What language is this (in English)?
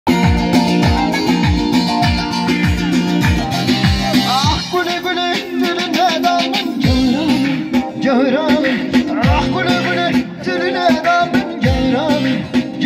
Romanian